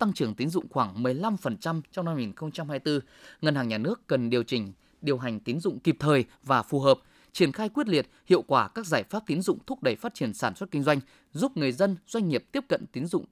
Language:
Vietnamese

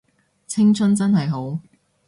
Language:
Cantonese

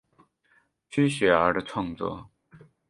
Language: Chinese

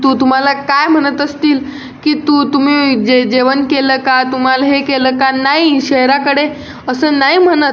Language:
Marathi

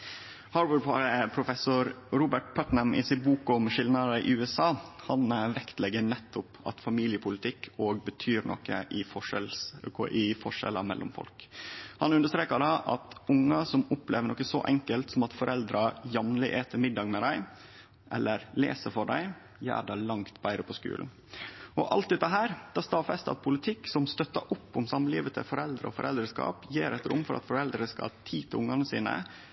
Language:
Norwegian Nynorsk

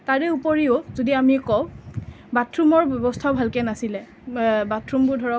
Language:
Assamese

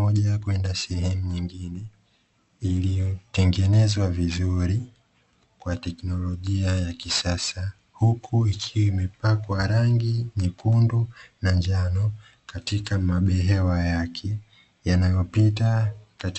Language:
Swahili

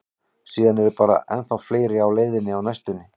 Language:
Icelandic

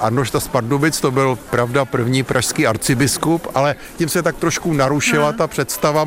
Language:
Czech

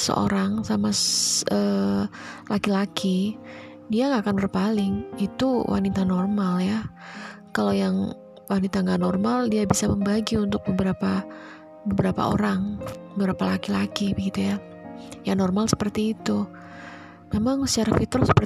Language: Indonesian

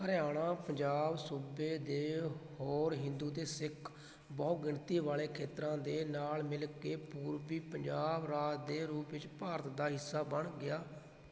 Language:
Punjabi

